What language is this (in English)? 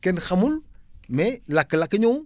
Wolof